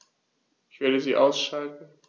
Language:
German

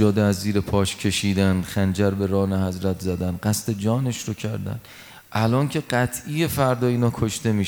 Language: Persian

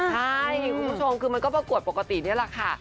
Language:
Thai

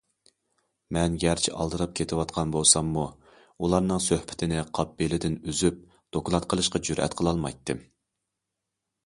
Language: Uyghur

